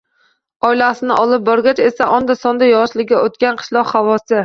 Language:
Uzbek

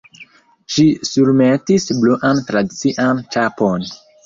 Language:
Esperanto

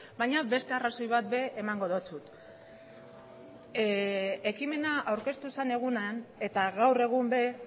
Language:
Basque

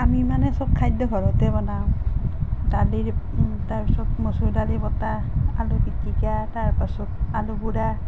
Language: Assamese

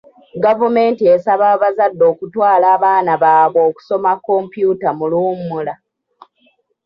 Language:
Ganda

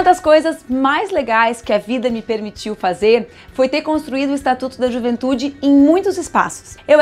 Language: Portuguese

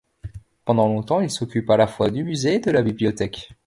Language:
French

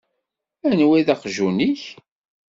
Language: Kabyle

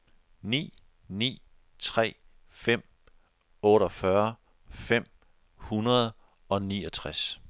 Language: Danish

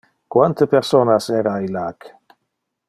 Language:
Interlingua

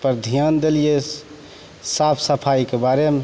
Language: Maithili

